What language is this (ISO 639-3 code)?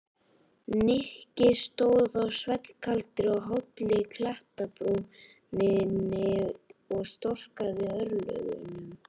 isl